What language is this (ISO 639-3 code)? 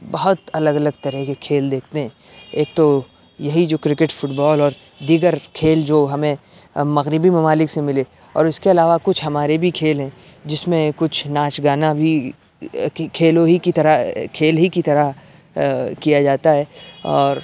urd